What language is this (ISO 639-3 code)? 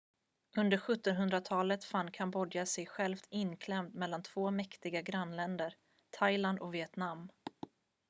swe